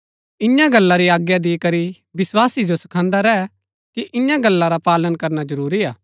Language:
Gaddi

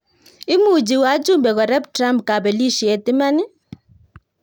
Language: Kalenjin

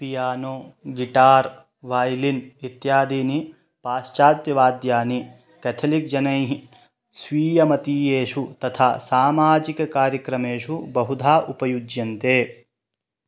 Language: Sanskrit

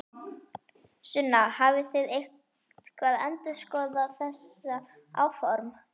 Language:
Icelandic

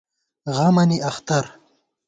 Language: Gawar-Bati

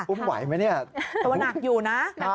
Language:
Thai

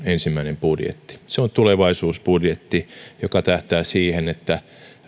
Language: Finnish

